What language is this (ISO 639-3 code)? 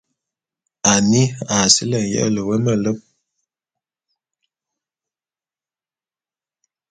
bum